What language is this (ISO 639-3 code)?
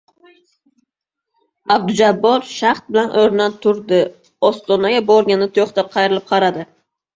uzb